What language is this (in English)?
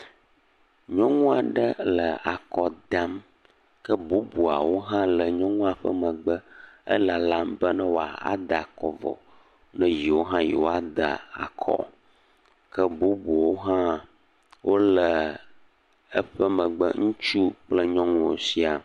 Ewe